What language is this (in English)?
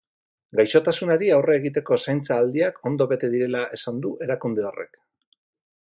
Basque